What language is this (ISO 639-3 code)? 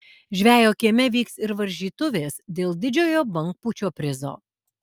lit